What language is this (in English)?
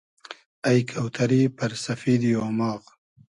Hazaragi